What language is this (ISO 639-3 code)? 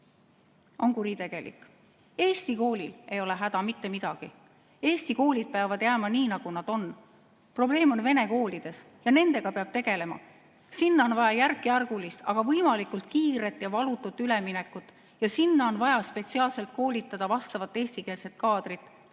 est